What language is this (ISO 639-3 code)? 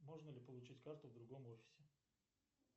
rus